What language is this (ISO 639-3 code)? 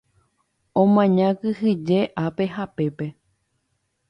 grn